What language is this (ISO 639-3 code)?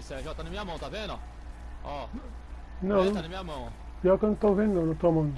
por